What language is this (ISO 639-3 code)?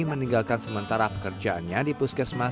ind